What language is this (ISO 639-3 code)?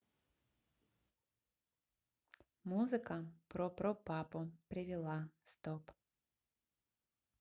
rus